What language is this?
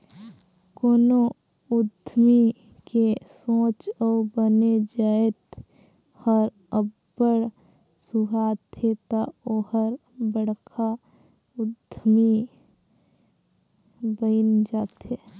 Chhattisgarhi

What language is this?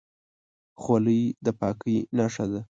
Pashto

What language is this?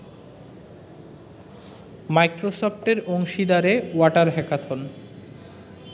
Bangla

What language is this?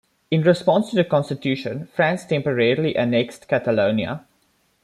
English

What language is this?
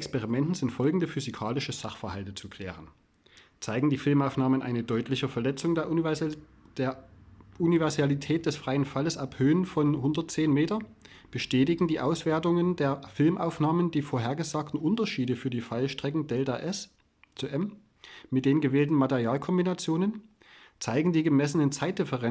German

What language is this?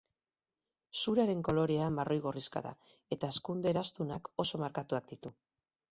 Basque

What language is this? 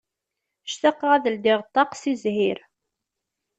Kabyle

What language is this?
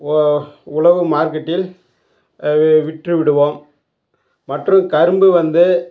Tamil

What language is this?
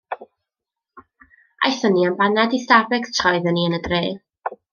Welsh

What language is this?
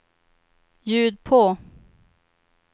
Swedish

